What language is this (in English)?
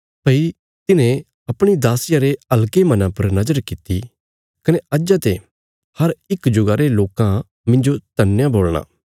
Bilaspuri